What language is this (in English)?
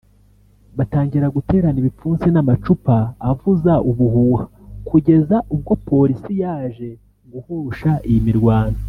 Kinyarwanda